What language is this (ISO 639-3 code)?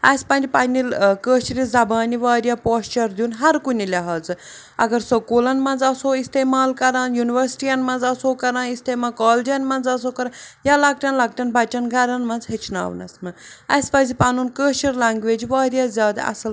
kas